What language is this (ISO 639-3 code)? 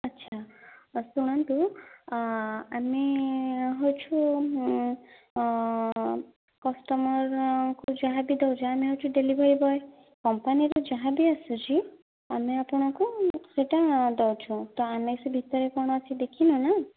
ori